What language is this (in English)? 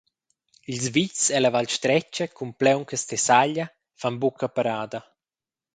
Romansh